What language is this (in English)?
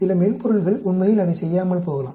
Tamil